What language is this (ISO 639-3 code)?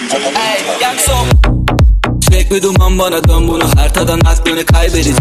tur